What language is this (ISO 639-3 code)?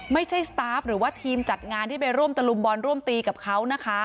tha